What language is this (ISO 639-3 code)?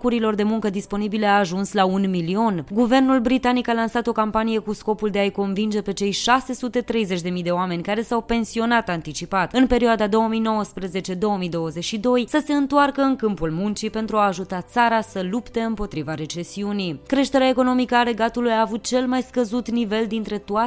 ron